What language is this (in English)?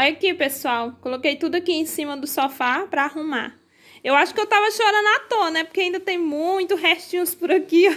Portuguese